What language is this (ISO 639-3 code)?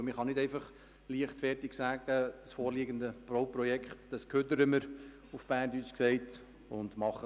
gsw